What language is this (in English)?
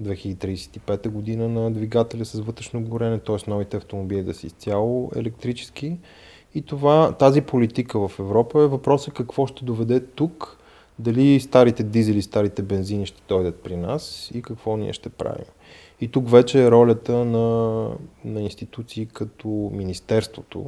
Bulgarian